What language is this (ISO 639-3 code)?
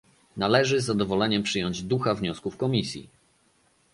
pol